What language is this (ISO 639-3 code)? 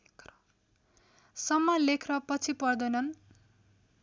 nep